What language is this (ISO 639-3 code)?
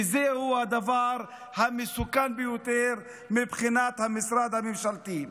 heb